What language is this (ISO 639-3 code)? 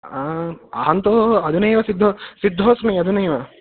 san